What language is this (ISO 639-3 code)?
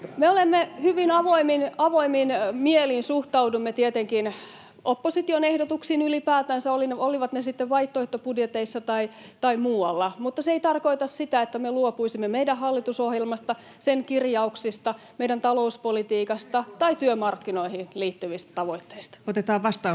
fin